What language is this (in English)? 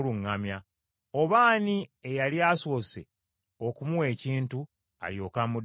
Ganda